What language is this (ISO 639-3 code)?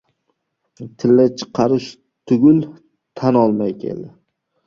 uzb